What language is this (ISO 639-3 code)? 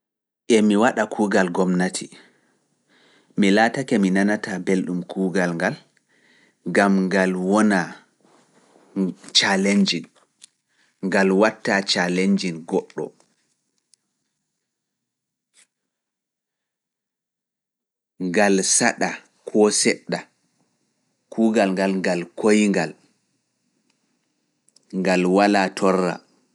ful